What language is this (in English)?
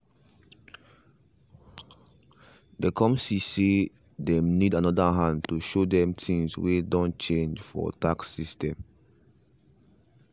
Nigerian Pidgin